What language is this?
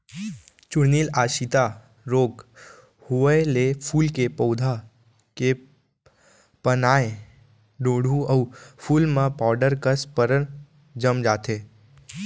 Chhattisgarhi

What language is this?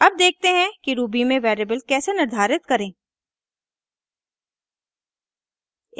Hindi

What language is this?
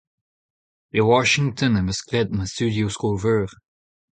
Breton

